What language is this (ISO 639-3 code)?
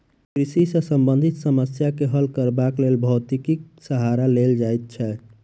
mai